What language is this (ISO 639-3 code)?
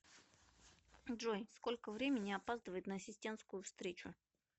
rus